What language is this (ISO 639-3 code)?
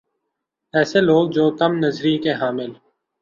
urd